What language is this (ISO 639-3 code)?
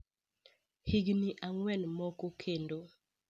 luo